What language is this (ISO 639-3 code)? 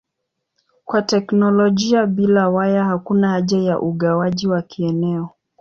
swa